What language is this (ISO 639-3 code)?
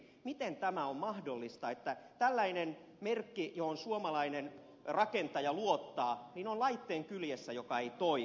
fin